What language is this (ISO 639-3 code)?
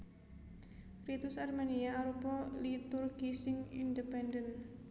jav